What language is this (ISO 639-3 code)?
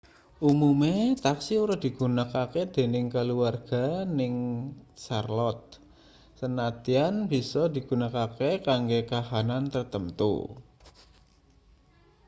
jav